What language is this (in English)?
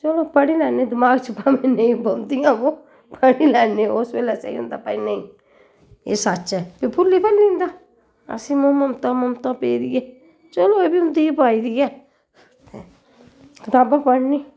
Dogri